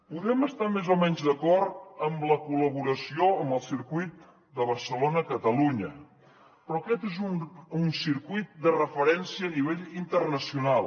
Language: Catalan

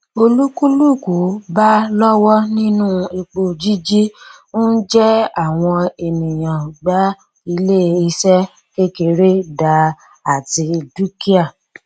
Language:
Yoruba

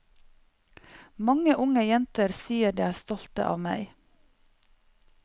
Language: Norwegian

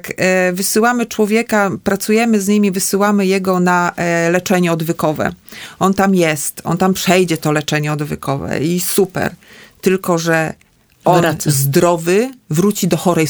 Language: Polish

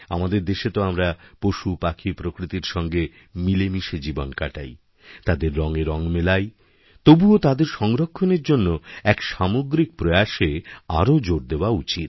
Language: Bangla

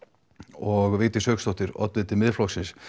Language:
Icelandic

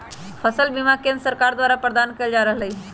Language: Magahi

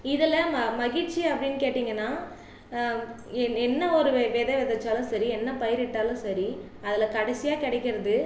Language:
Tamil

